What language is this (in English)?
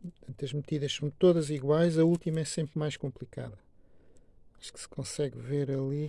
Portuguese